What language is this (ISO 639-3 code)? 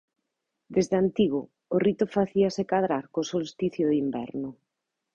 glg